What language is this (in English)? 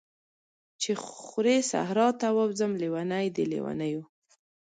Pashto